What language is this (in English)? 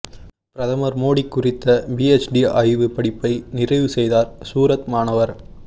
Tamil